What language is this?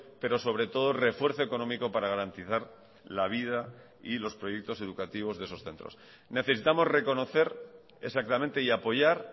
Spanish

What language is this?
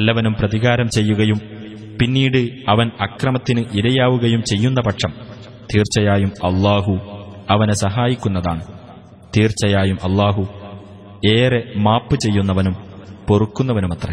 Arabic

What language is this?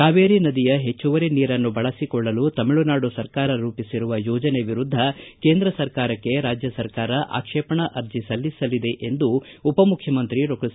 Kannada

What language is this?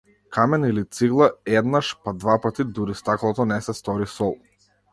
Macedonian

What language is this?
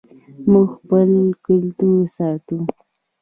Pashto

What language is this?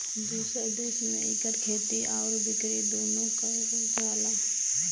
Bhojpuri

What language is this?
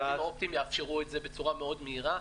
Hebrew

